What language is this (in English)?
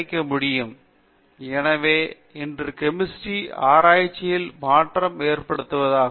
Tamil